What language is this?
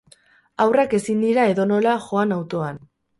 Basque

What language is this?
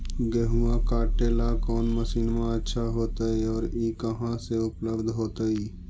Magahi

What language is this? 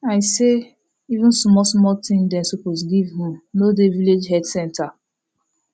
Nigerian Pidgin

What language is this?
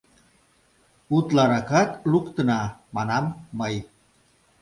Mari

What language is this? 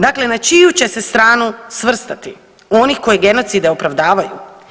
Croatian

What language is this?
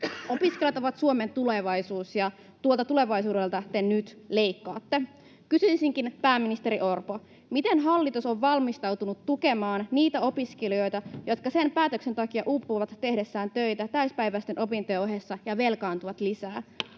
Finnish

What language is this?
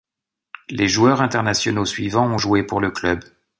French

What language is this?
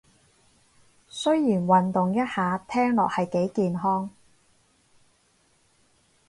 Cantonese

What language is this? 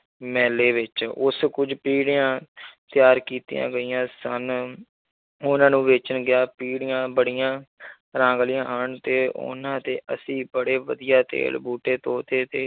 Punjabi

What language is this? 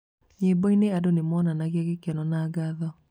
Kikuyu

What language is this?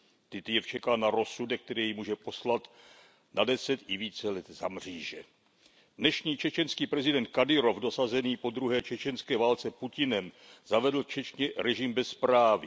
Czech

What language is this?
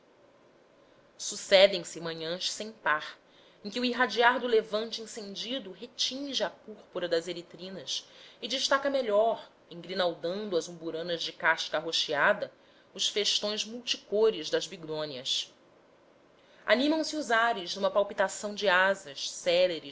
Portuguese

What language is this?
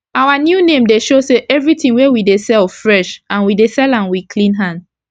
Nigerian Pidgin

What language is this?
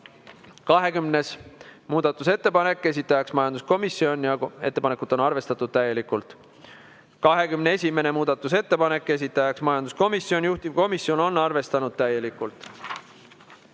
Estonian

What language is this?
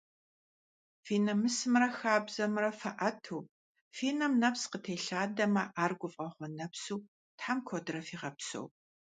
Kabardian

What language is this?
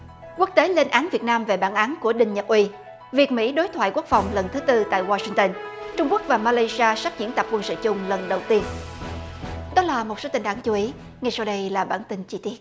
Vietnamese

